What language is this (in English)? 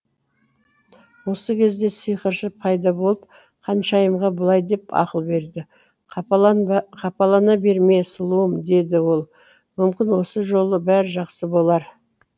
Kazakh